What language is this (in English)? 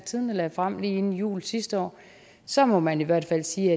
Danish